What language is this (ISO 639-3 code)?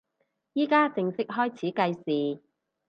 yue